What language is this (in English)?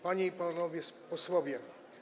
Polish